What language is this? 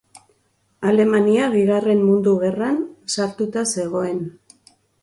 Basque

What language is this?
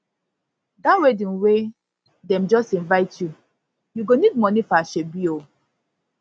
Nigerian Pidgin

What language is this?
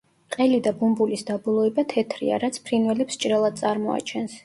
Georgian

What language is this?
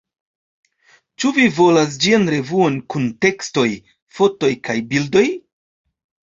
Esperanto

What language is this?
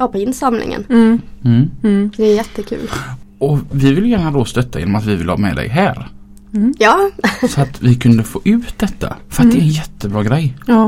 Swedish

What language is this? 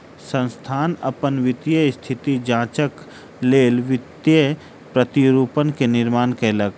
Maithili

